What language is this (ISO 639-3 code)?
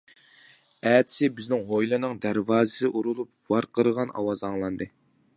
uig